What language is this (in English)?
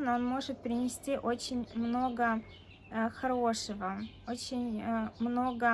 Russian